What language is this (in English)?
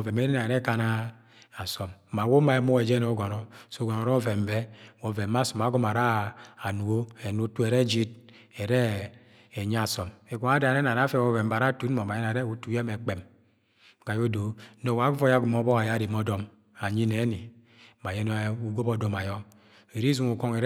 Agwagwune